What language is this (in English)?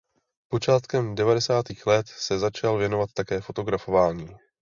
Czech